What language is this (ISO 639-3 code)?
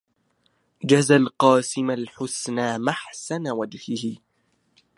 ara